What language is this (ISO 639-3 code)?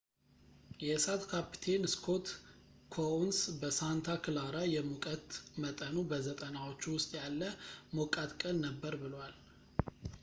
amh